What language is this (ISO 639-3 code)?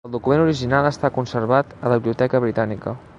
cat